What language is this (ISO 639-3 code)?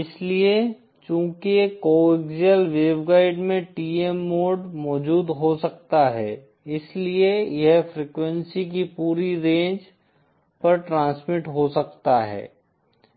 hin